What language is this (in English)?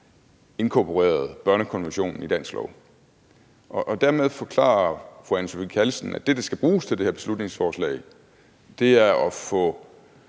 Danish